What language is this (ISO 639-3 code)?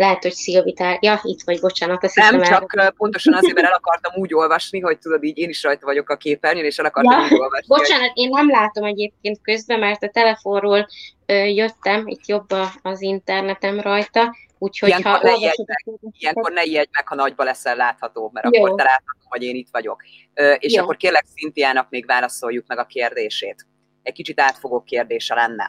hun